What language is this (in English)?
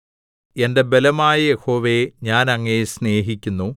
Malayalam